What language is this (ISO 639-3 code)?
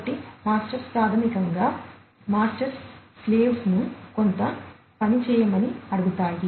tel